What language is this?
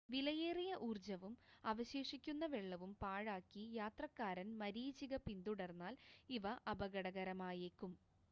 Malayalam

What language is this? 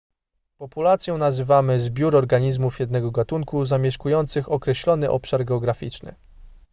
Polish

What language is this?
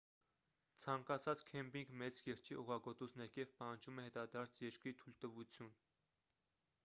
Armenian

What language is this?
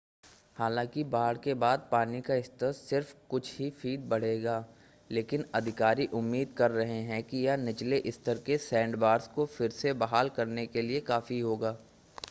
Hindi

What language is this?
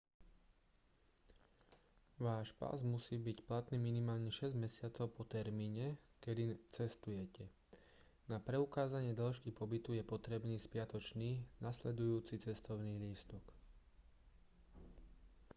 Slovak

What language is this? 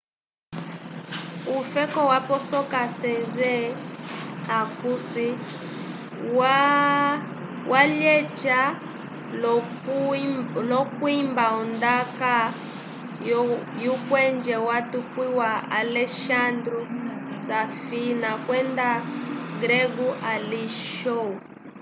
Umbundu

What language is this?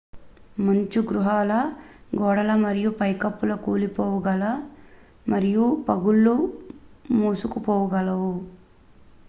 Telugu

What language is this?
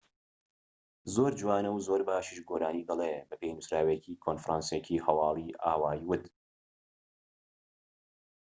Central Kurdish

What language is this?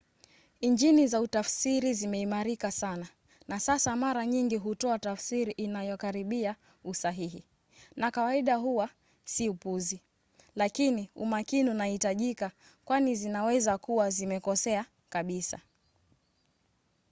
Swahili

